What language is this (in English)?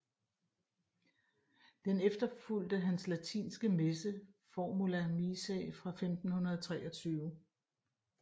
Danish